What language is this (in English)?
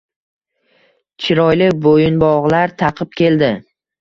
Uzbek